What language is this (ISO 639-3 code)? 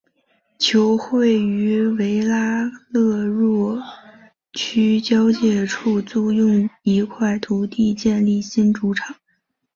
zho